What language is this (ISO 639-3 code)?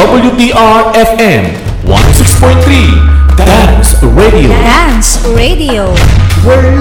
fil